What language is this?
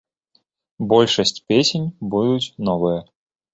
Belarusian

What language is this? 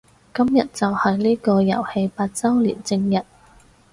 Cantonese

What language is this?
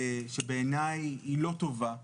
Hebrew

